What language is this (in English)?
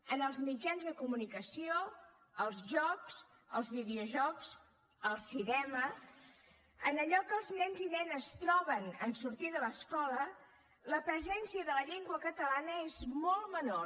Catalan